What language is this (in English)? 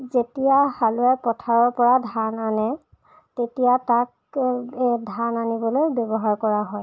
Assamese